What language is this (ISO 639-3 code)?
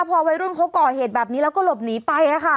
tha